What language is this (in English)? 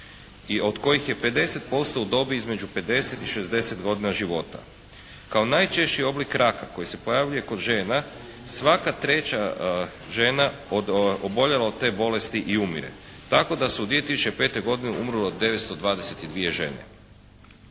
Croatian